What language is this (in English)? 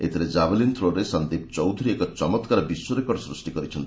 Odia